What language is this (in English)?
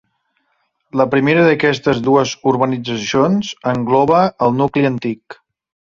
Catalan